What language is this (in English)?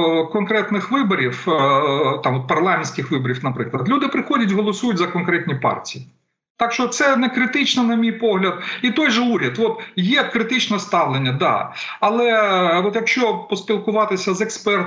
Ukrainian